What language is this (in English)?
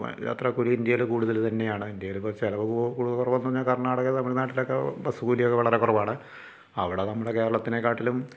Malayalam